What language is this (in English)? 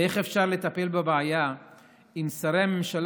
Hebrew